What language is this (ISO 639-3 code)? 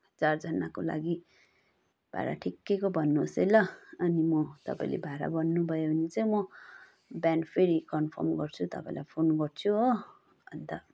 nep